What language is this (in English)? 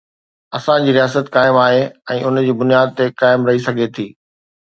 Sindhi